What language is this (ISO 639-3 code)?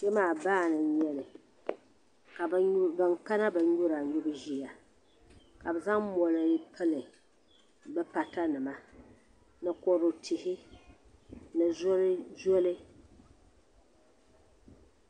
dag